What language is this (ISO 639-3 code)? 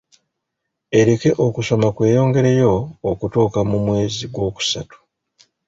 lug